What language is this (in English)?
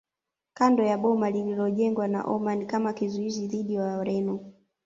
Swahili